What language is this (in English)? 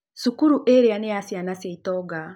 Kikuyu